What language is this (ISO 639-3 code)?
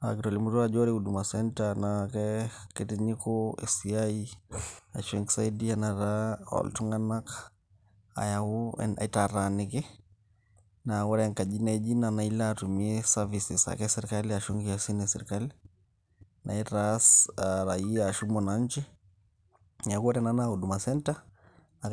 mas